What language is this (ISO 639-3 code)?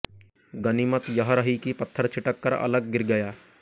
hin